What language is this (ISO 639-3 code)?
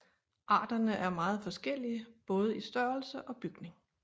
dan